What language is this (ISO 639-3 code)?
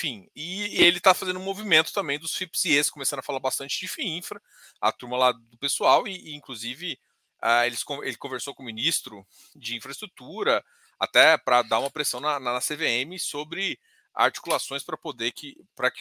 por